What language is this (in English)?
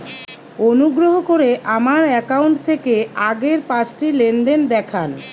Bangla